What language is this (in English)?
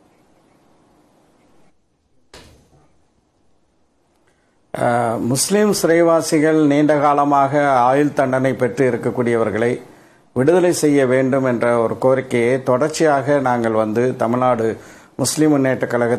Polish